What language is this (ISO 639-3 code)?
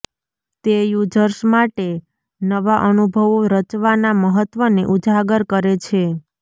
guj